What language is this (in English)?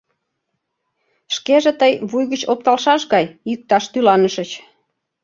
Mari